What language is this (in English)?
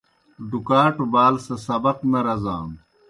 Kohistani Shina